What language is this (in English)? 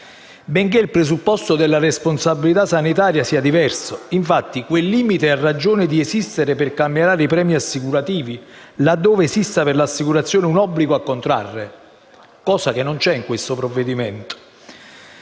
Italian